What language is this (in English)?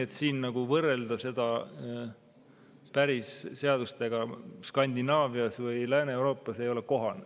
Estonian